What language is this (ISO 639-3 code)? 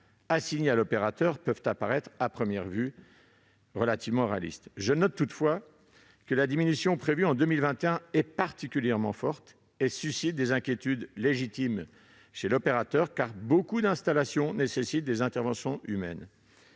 fra